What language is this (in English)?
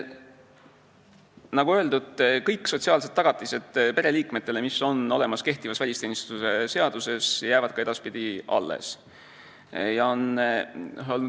Estonian